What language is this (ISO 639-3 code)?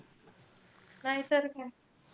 mar